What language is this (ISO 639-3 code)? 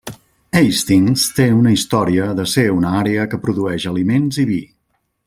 cat